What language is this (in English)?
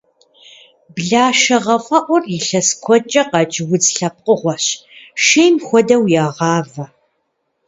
Kabardian